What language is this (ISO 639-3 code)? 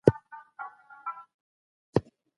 pus